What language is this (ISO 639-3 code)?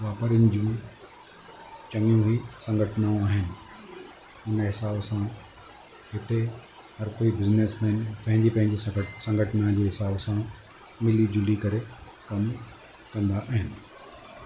snd